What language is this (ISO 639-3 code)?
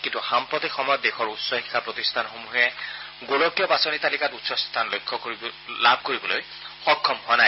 asm